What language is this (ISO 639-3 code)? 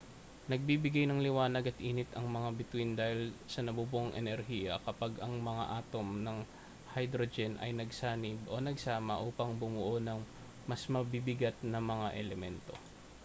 fil